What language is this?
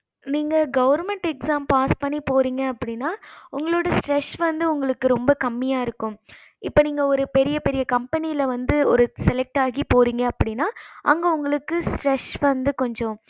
Tamil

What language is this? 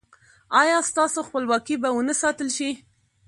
Pashto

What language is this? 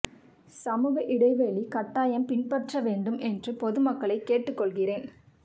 Tamil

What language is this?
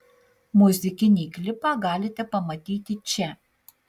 Lithuanian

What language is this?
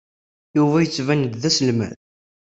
Kabyle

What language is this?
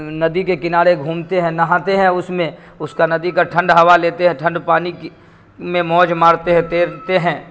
Urdu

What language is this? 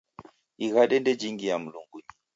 Taita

